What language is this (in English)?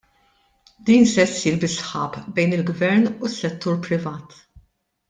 Maltese